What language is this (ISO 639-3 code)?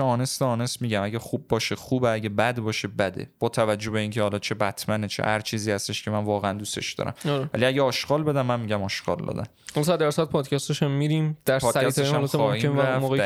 fas